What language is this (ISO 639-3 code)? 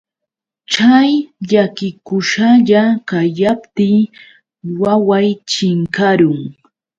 qux